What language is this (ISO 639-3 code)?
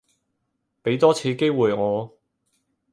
yue